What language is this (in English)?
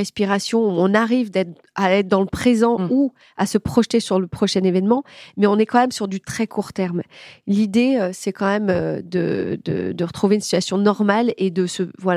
French